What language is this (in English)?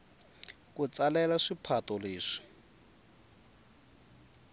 Tsonga